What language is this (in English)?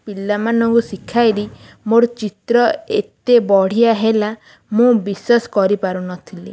Odia